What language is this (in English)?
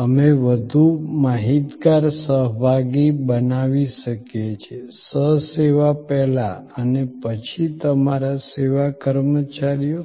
Gujarati